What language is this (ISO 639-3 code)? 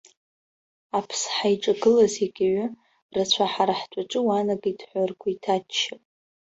abk